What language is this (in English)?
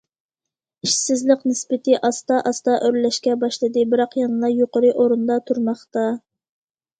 Uyghur